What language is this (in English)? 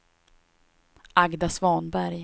Swedish